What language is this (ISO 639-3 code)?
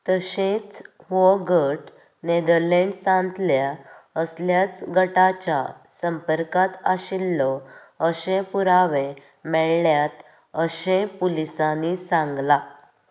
kok